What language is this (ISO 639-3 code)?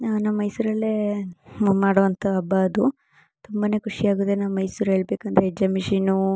kan